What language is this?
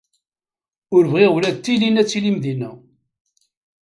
Kabyle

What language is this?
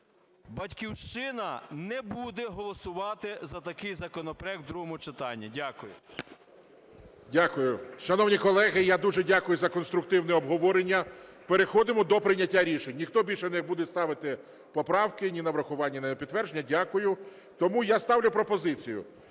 Ukrainian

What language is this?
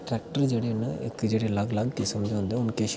Dogri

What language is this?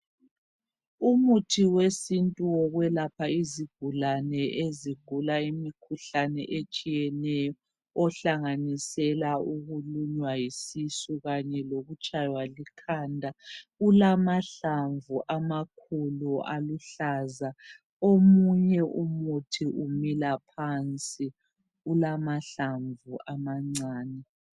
North Ndebele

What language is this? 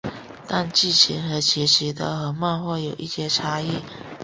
Chinese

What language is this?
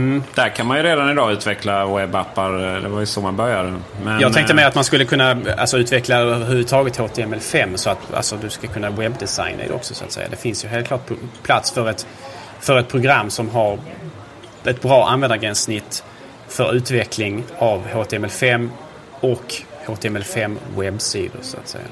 Swedish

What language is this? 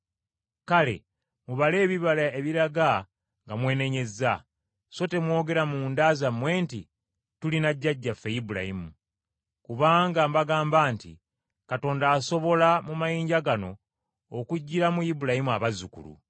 Ganda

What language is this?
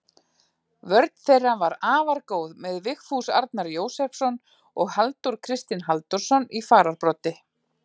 Icelandic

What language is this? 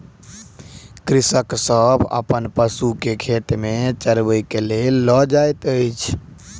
Maithili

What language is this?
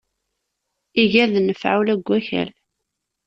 Kabyle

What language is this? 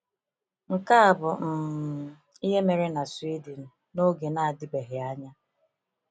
Igbo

